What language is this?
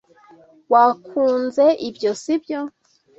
Kinyarwanda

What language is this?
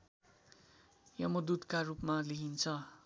Nepali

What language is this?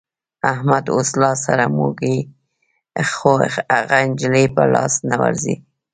Pashto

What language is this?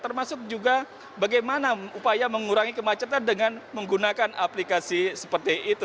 Indonesian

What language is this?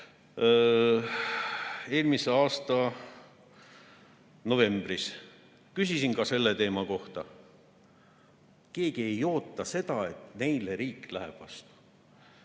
Estonian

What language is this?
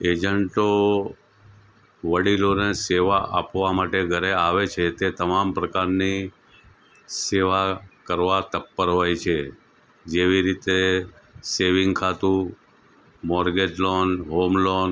Gujarati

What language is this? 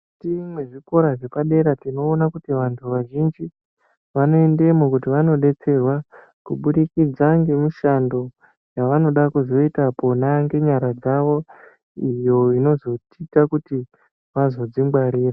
Ndau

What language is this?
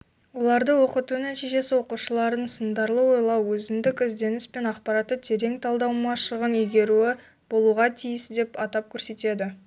Kazakh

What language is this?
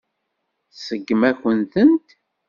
Kabyle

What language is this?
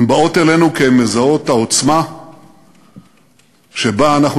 Hebrew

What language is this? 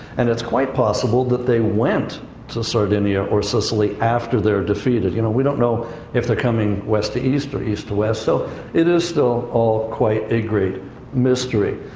English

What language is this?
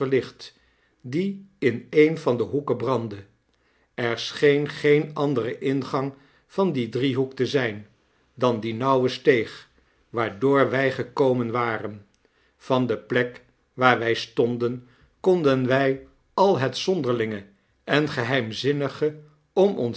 Dutch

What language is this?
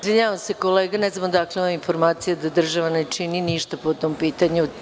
Serbian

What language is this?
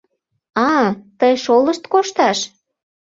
Mari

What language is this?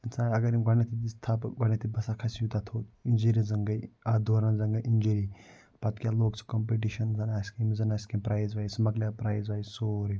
Kashmiri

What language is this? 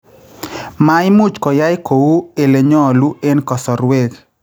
Kalenjin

